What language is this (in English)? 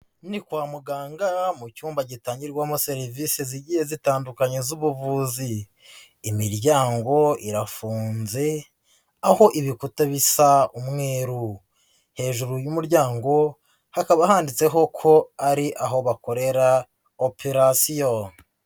Kinyarwanda